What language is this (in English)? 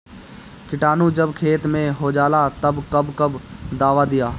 Bhojpuri